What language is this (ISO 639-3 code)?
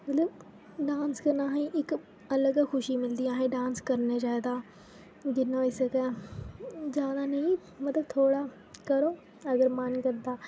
doi